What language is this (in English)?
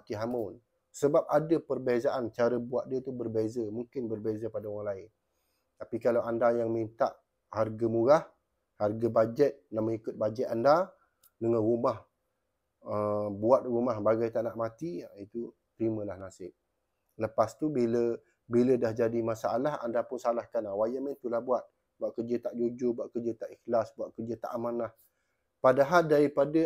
Malay